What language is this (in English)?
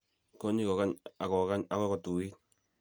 Kalenjin